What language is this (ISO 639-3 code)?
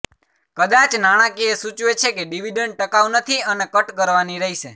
guj